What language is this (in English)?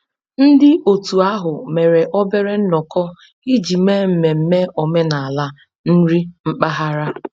Igbo